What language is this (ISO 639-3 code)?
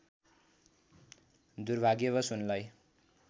nep